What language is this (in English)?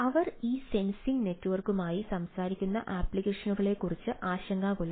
Malayalam